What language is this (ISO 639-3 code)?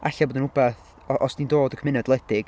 cym